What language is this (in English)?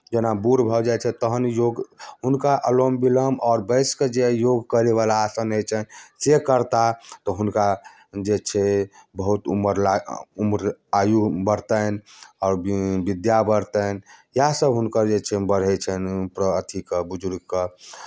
Maithili